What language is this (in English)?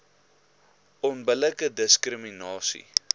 Afrikaans